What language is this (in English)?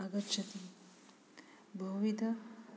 Sanskrit